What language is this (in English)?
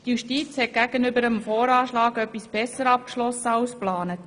Swiss German